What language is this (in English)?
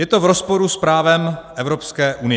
Czech